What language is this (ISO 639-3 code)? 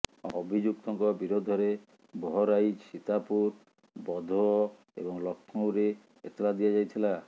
ori